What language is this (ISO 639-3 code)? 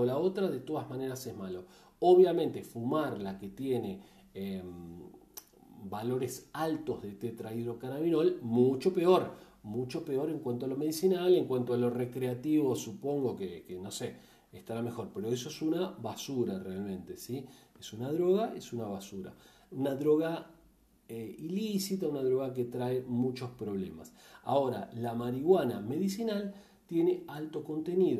spa